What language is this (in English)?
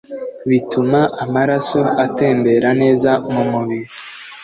Kinyarwanda